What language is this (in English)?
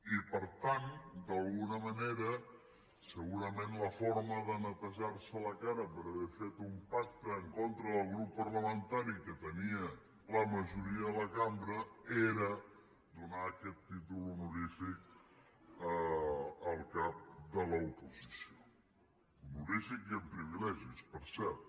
Catalan